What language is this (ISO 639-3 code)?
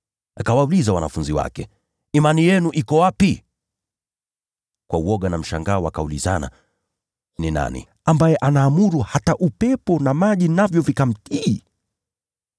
swa